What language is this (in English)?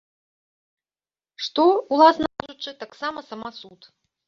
Belarusian